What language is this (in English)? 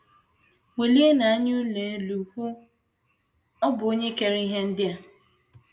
Igbo